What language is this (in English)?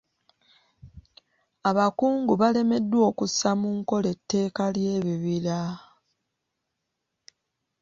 Ganda